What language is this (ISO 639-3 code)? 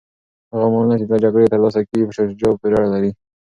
pus